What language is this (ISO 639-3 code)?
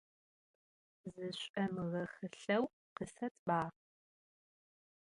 ady